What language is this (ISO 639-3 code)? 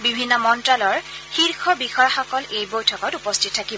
asm